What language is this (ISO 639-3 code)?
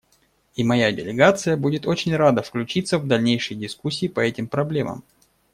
rus